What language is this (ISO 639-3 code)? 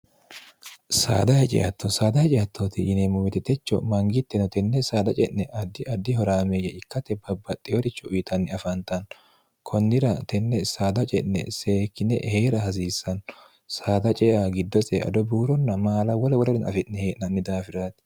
sid